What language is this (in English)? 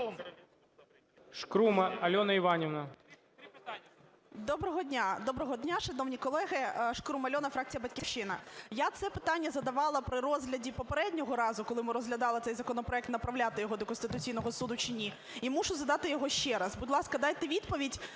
Ukrainian